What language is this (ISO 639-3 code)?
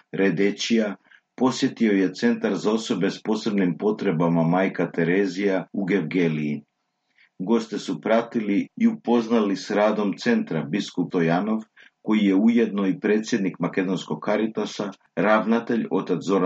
hrv